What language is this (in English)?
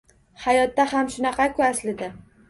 Uzbek